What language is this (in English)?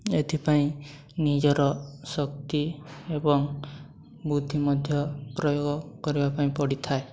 Odia